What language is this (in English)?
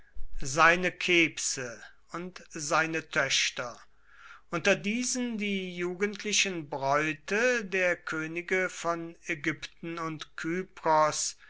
German